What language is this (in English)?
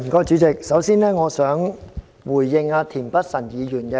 Cantonese